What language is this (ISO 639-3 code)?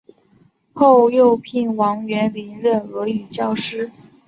zho